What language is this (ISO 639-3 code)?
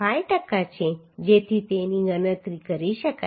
guj